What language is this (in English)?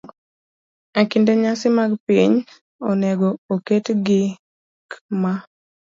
Luo (Kenya and Tanzania)